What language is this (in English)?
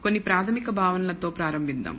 Telugu